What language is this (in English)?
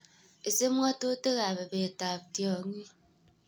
Kalenjin